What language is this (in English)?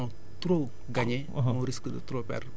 Wolof